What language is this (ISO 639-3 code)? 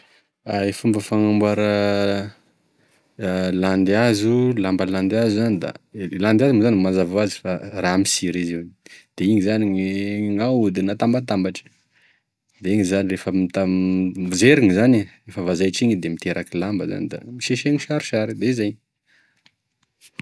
tkg